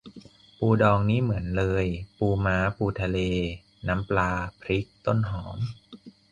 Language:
Thai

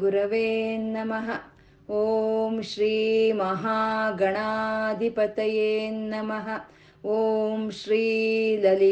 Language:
Kannada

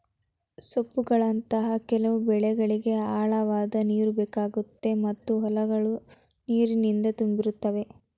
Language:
Kannada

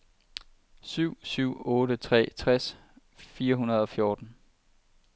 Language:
Danish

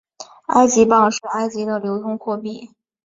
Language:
Chinese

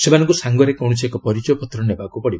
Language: Odia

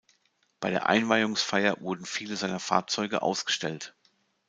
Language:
German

